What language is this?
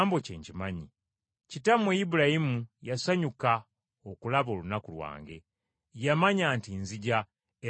Ganda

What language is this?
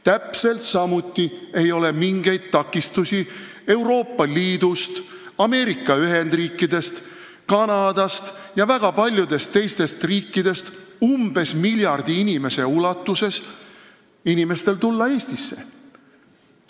Estonian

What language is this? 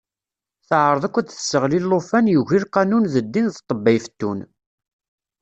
Kabyle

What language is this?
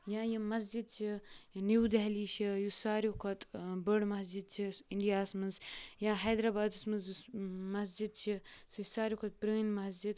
Kashmiri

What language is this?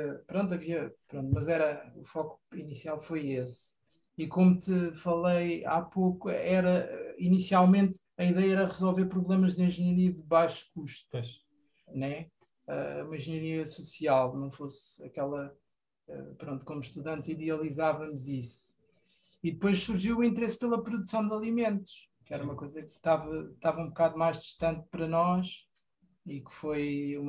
Portuguese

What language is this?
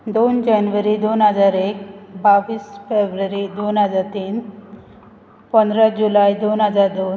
Konkani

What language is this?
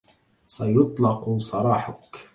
Arabic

